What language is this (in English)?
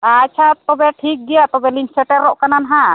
Santali